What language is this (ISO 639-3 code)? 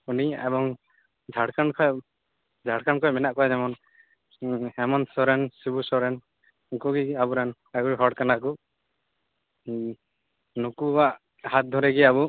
sat